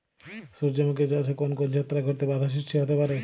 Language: Bangla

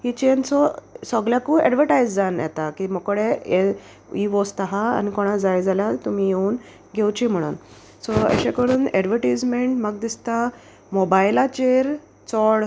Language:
Konkani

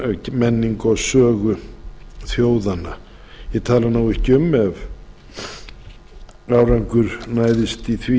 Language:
Icelandic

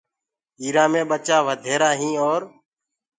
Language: Gurgula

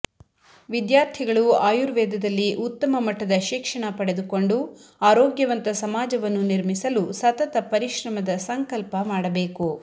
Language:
Kannada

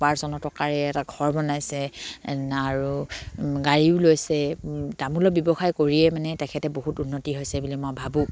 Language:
Assamese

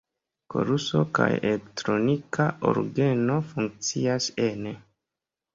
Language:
Esperanto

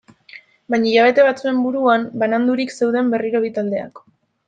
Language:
Basque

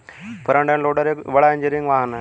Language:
Hindi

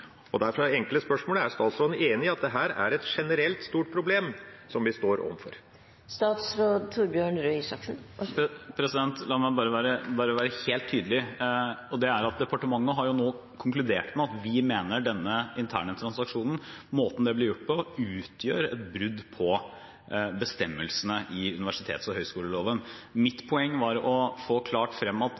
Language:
Norwegian Bokmål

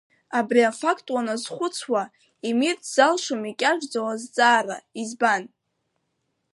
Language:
Abkhazian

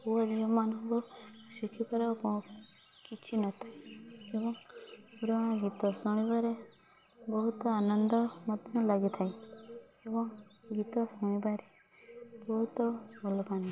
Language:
Odia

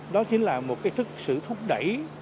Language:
Vietnamese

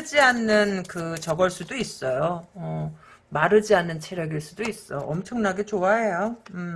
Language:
Korean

